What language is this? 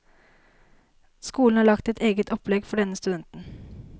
Norwegian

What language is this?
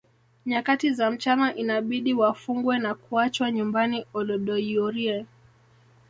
Swahili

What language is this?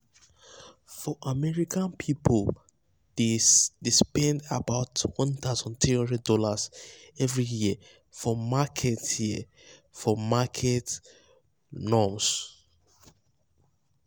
Nigerian Pidgin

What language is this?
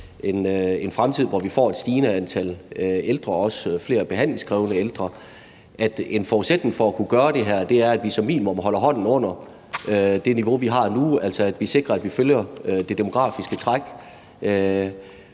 Danish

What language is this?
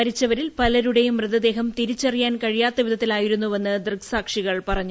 Malayalam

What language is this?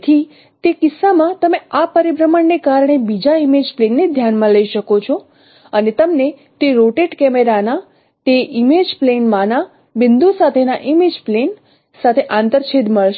Gujarati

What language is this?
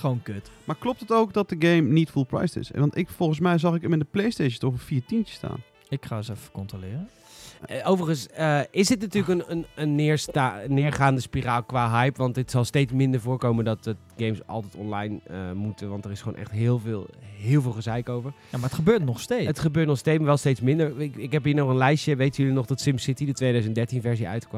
Dutch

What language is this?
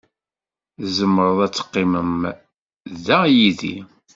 Kabyle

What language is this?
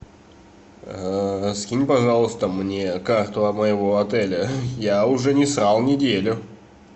Russian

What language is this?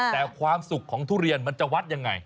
Thai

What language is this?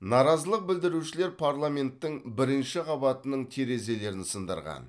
Kazakh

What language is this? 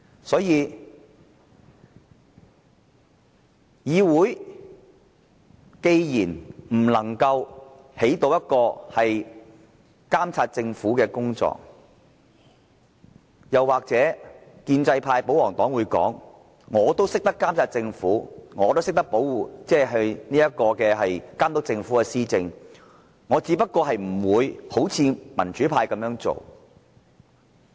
Cantonese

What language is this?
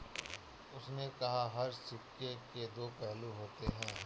Hindi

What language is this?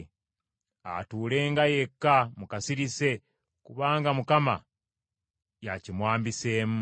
Ganda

